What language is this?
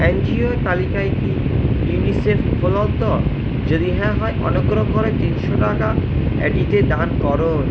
Bangla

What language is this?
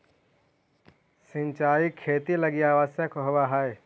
Magahi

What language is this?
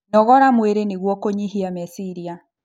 Kikuyu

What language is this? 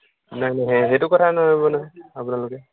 Assamese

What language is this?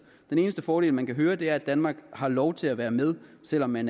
Danish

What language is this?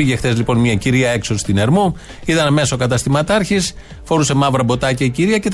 Greek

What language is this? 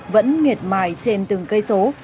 Vietnamese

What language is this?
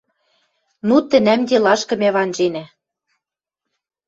Western Mari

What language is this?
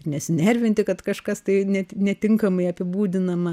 Lithuanian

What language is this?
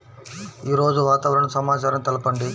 Telugu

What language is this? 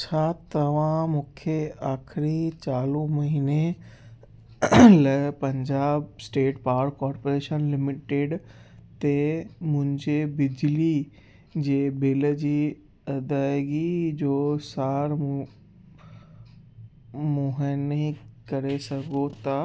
Sindhi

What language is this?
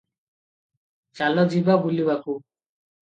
Odia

